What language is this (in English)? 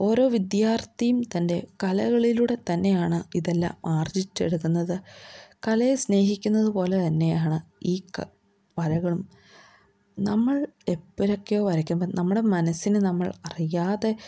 Malayalam